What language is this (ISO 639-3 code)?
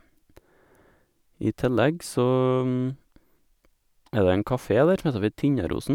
nor